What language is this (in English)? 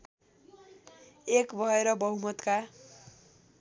Nepali